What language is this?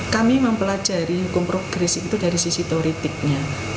Indonesian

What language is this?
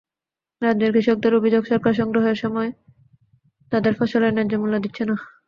Bangla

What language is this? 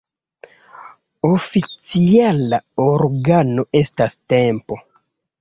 Esperanto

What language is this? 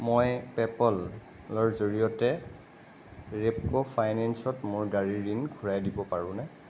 Assamese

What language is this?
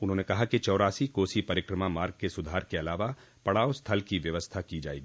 Hindi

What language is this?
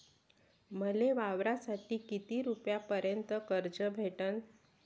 Marathi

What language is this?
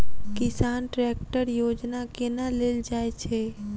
Maithili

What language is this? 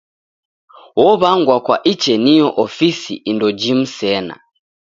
Taita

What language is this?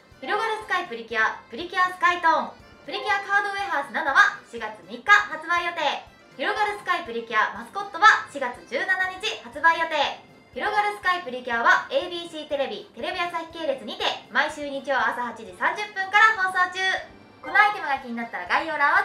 Japanese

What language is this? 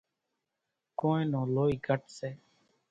Kachi Koli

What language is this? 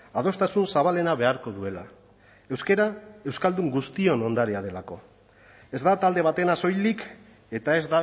Basque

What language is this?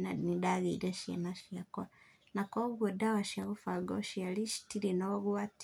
Kikuyu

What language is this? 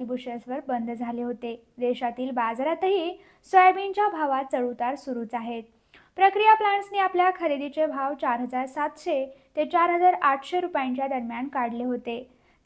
Marathi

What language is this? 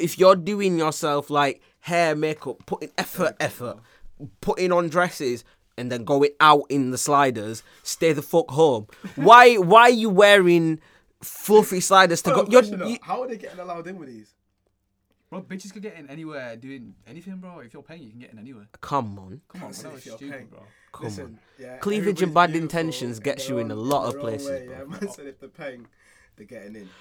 English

